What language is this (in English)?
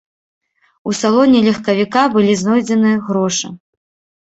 Belarusian